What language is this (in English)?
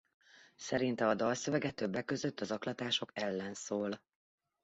Hungarian